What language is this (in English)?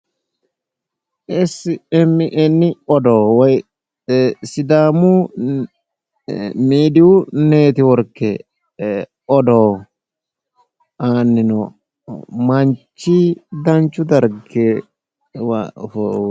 Sidamo